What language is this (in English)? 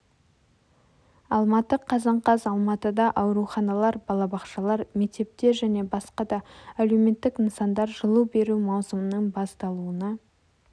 Kazakh